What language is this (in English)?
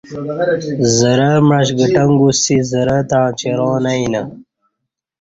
Kati